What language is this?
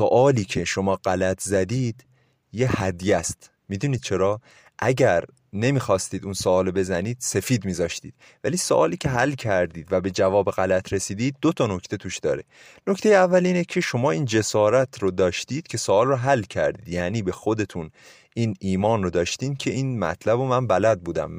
Persian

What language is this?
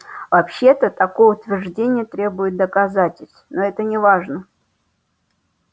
Russian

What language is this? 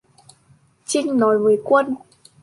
Vietnamese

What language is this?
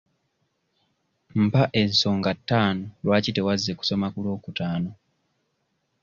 Ganda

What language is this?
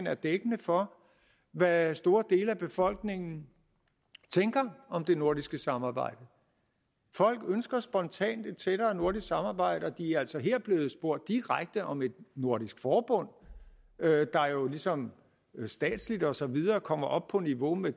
Danish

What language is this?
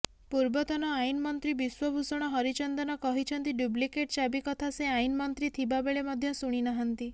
Odia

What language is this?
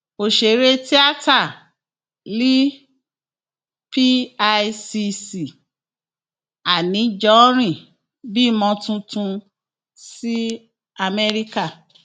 Yoruba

